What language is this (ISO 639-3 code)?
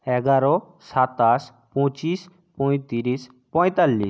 ben